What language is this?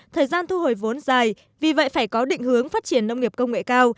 Vietnamese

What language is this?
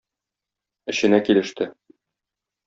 Tatar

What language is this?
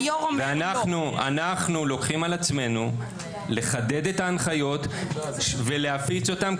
Hebrew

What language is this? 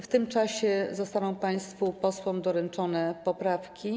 Polish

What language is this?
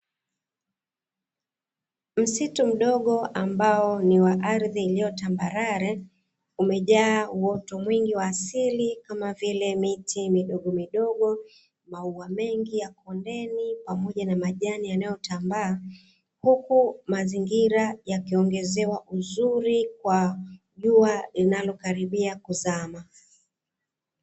Swahili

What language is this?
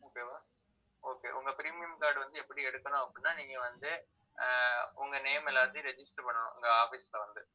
Tamil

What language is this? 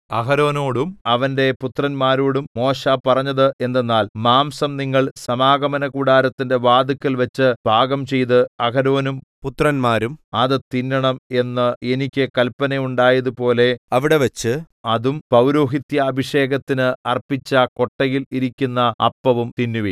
Malayalam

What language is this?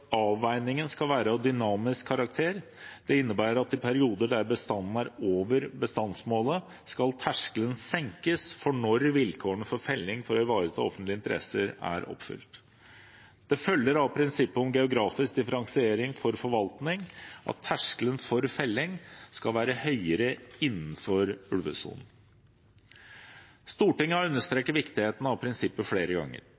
Norwegian Bokmål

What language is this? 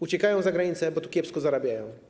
Polish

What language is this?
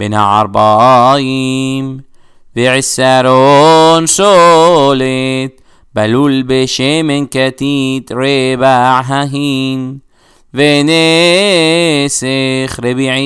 Arabic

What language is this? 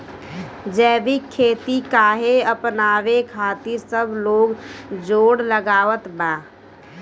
Bhojpuri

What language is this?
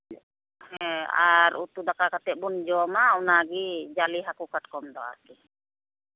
Santali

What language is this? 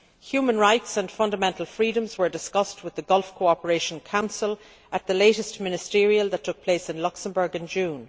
English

